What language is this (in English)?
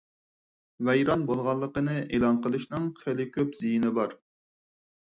Uyghur